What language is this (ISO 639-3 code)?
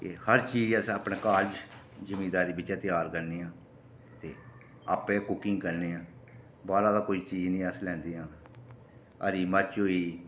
doi